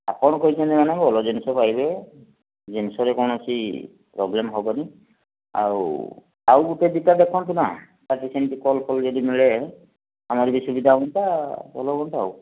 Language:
Odia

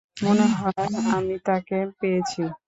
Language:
Bangla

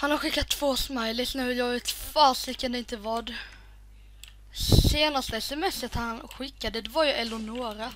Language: Swedish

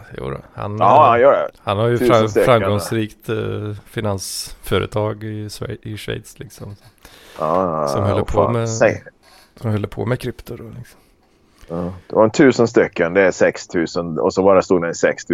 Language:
Swedish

